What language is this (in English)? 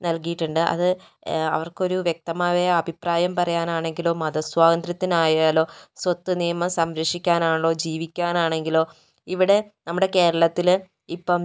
Malayalam